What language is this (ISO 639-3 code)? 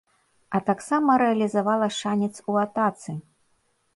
bel